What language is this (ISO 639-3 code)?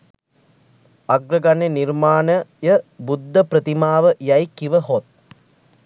sin